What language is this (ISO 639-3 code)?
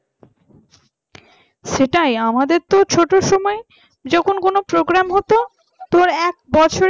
ben